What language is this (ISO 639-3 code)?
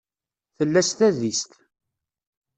kab